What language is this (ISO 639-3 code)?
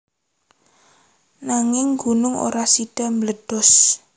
jav